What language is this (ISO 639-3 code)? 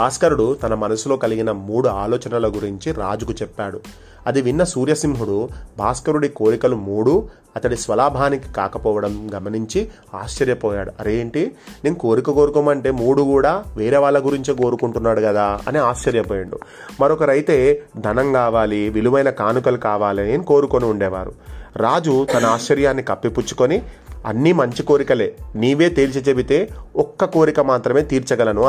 tel